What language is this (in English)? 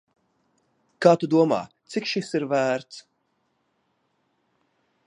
Latvian